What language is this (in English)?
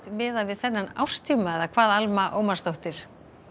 Icelandic